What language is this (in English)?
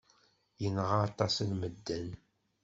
Kabyle